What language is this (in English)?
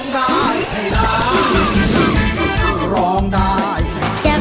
Thai